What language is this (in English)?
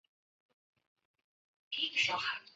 Chinese